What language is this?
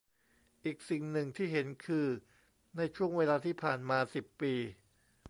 Thai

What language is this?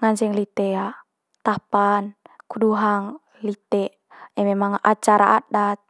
Manggarai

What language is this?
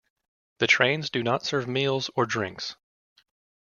English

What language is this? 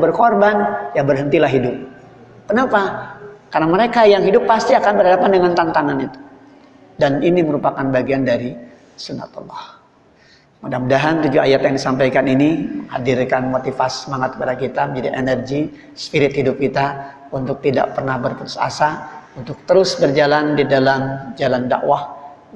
Indonesian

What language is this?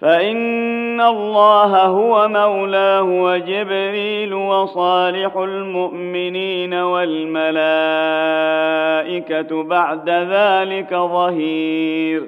Arabic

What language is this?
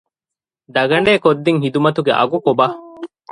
Divehi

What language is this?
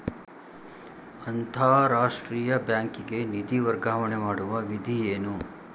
Kannada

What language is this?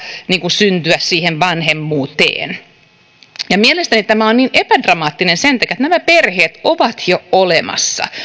Finnish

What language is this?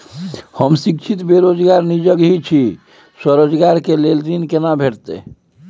Maithili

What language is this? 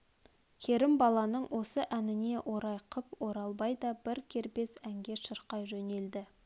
Kazakh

